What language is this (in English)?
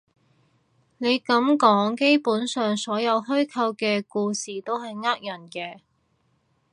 Cantonese